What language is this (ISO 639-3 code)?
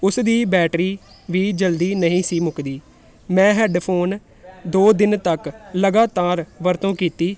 pan